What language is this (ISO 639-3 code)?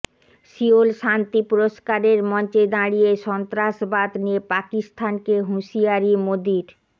ben